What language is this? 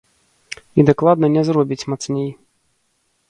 Belarusian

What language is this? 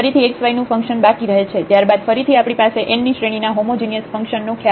Gujarati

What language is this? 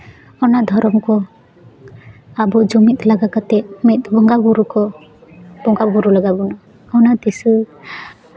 Santali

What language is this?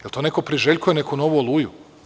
Serbian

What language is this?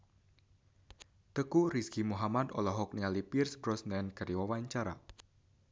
Sundanese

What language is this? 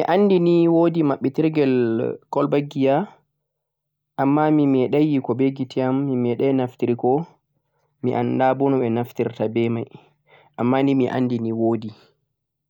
Central-Eastern Niger Fulfulde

